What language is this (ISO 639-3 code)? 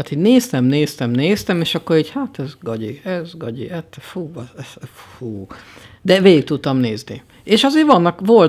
hun